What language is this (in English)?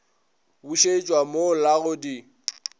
Northern Sotho